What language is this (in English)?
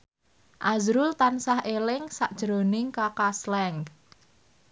Javanese